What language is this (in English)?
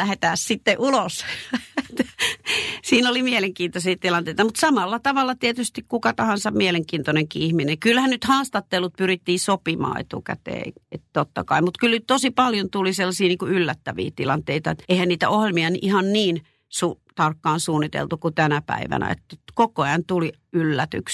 Finnish